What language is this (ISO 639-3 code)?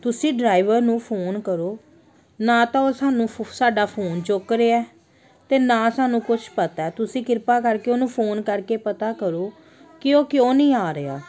pan